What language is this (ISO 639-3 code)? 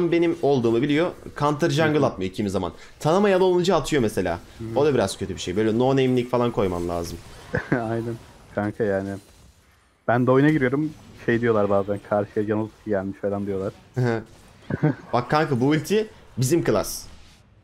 tur